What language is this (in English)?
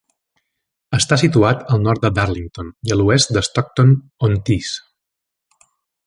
Catalan